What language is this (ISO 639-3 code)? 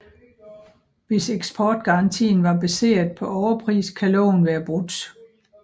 dan